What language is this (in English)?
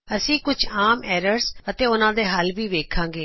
Punjabi